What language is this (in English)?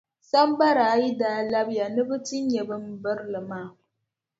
Dagbani